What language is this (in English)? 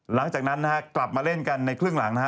Thai